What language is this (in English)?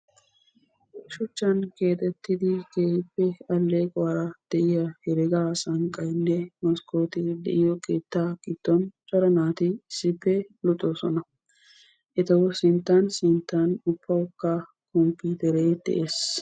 Wolaytta